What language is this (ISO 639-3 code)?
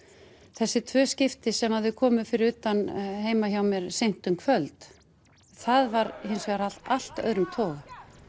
isl